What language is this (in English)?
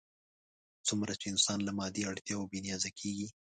Pashto